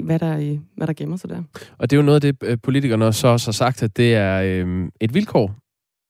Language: Danish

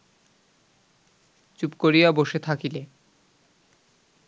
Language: Bangla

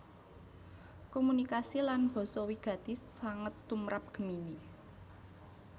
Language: Javanese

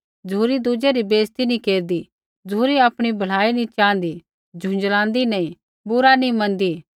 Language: Kullu Pahari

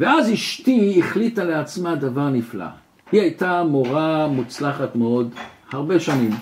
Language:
Hebrew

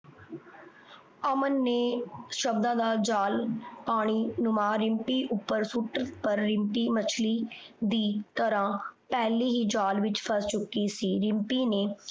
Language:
Punjabi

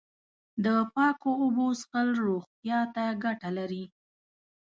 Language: Pashto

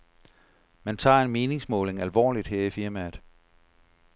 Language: Danish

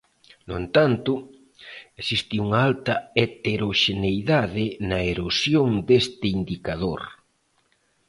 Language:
Galician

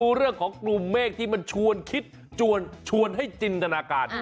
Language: Thai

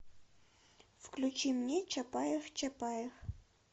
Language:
Russian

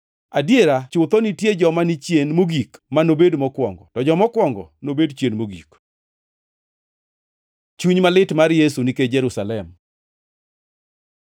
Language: Luo (Kenya and Tanzania)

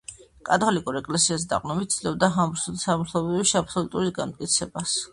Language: Georgian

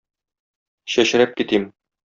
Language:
Tatar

